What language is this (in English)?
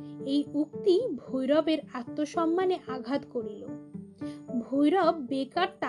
Bangla